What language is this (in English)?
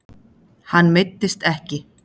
Icelandic